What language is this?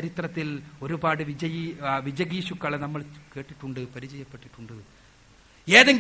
Malayalam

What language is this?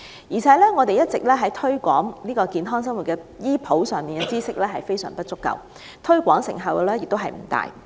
Cantonese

